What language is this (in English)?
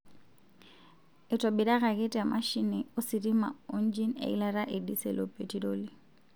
Masai